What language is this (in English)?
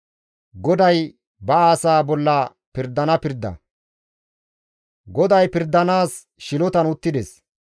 Gamo